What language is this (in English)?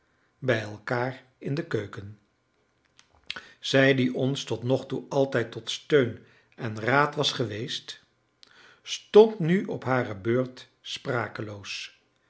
Dutch